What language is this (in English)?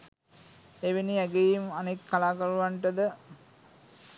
Sinhala